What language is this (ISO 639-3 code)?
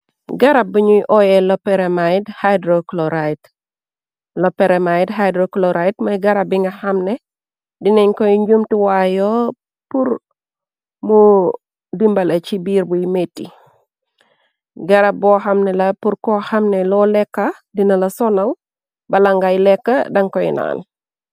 wol